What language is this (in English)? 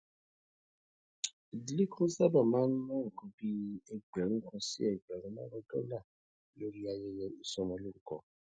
Yoruba